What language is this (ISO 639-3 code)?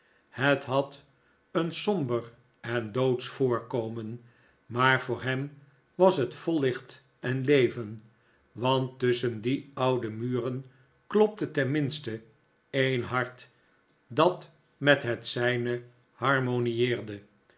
nld